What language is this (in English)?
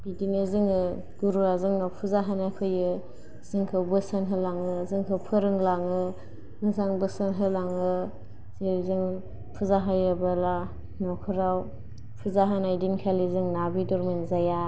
Bodo